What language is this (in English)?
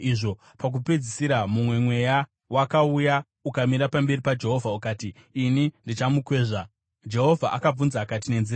Shona